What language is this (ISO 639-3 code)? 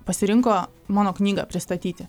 lit